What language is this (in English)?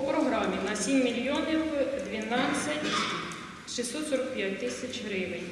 Ukrainian